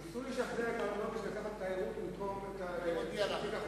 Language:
Hebrew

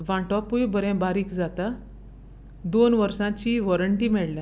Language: Konkani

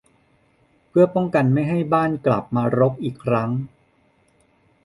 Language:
Thai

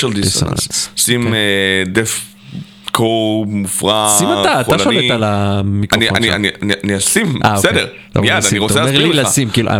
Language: Hebrew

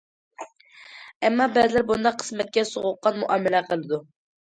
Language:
Uyghur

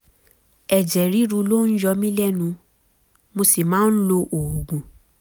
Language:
Yoruba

